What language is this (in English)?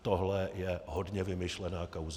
Czech